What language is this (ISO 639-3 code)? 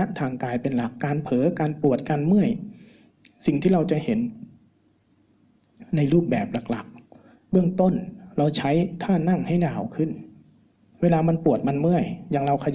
tha